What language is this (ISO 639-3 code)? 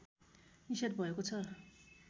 nep